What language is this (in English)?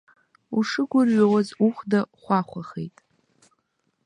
Abkhazian